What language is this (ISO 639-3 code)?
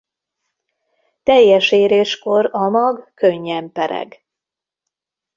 hun